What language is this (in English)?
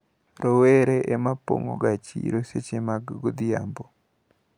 Luo (Kenya and Tanzania)